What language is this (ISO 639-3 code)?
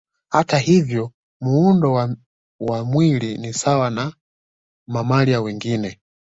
swa